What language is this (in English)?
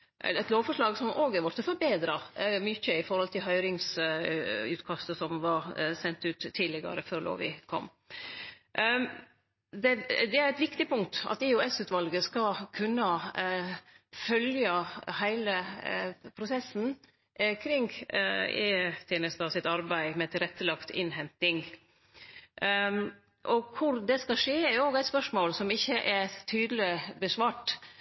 Norwegian Nynorsk